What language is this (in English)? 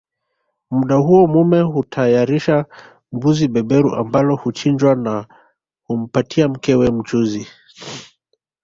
Swahili